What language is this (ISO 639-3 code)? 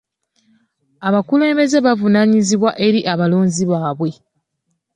lug